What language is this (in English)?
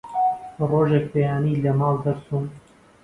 Central Kurdish